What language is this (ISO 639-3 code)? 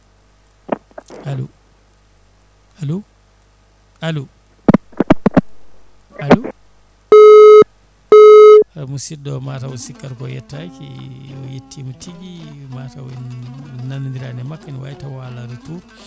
ful